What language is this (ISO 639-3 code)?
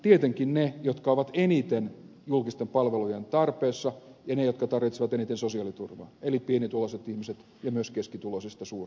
fin